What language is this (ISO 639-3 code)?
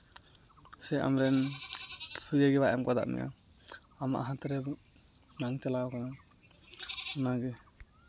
sat